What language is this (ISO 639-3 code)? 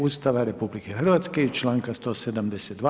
hrv